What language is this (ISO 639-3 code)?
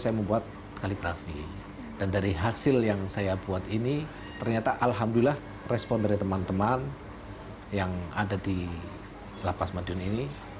ind